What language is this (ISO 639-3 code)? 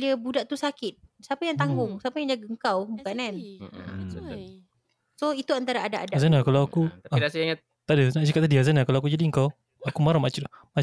msa